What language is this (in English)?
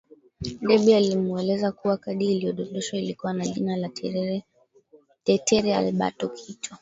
Swahili